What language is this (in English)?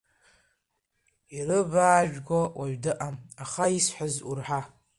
Abkhazian